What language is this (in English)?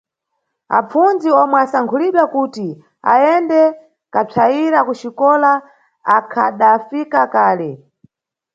Nyungwe